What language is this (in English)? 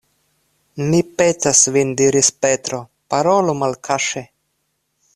Esperanto